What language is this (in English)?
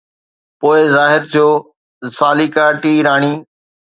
Sindhi